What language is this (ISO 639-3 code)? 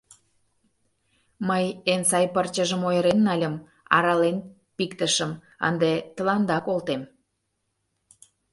chm